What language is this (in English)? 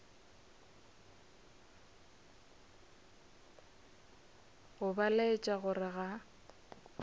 Northern Sotho